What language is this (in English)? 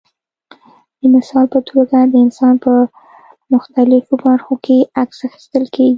Pashto